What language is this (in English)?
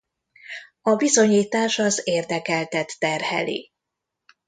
Hungarian